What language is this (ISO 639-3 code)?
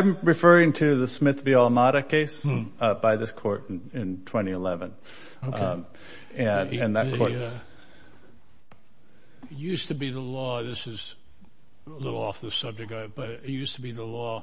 eng